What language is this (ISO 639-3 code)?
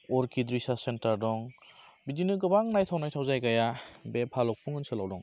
brx